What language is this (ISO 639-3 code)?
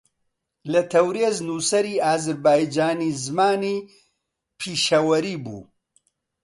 ckb